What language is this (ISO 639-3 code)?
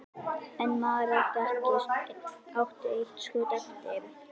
isl